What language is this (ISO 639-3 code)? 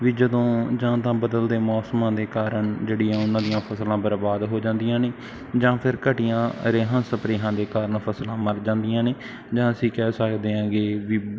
pan